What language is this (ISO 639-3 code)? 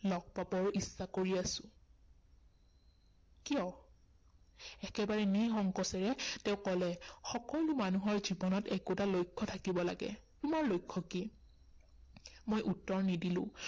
asm